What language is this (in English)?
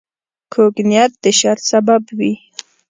Pashto